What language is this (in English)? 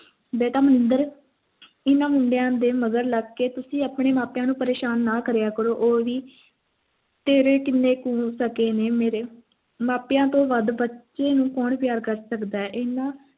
Punjabi